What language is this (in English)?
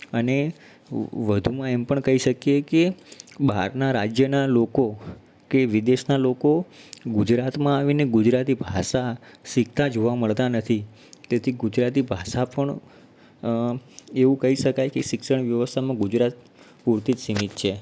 Gujarati